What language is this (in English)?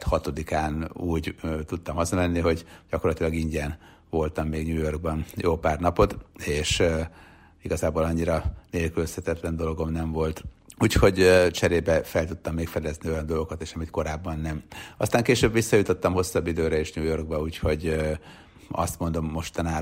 Hungarian